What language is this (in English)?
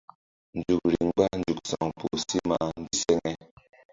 Mbum